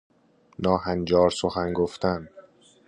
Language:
Persian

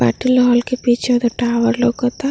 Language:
Bhojpuri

